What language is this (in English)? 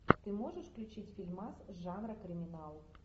Russian